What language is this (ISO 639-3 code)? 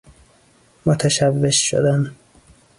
fas